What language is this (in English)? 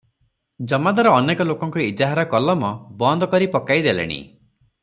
Odia